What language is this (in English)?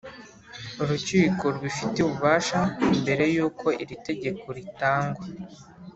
Kinyarwanda